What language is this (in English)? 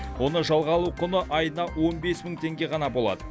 Kazakh